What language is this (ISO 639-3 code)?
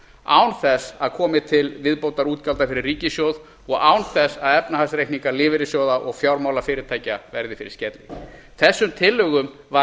isl